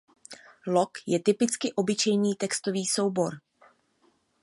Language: Czech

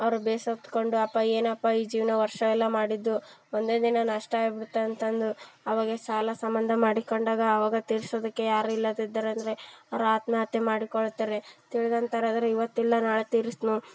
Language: Kannada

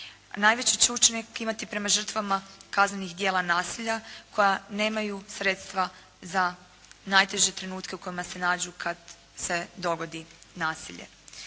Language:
Croatian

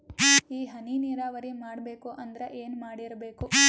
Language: Kannada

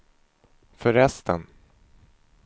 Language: Swedish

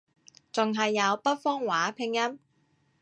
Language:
Cantonese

